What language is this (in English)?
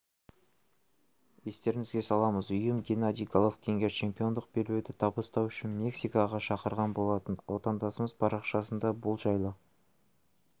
Kazakh